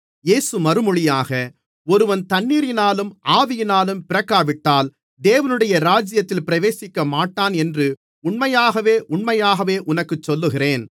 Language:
Tamil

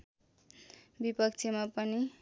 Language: Nepali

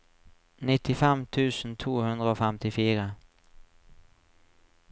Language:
Norwegian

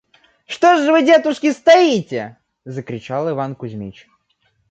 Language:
Russian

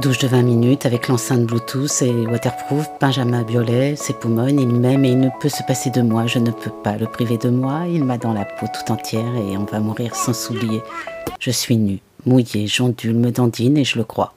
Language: French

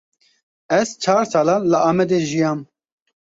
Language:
Kurdish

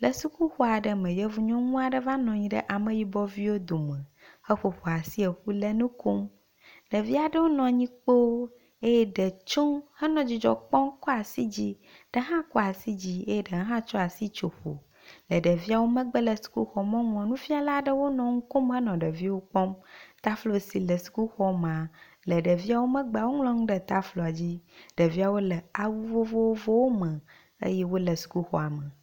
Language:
Ewe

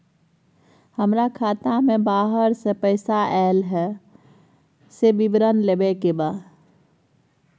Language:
Maithili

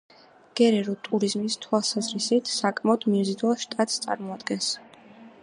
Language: Georgian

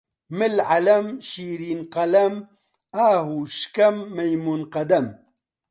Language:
Central Kurdish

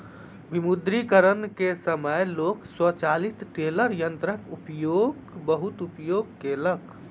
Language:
Maithili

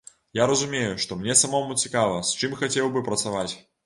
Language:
Belarusian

